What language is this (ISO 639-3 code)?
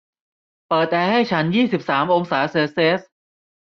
tha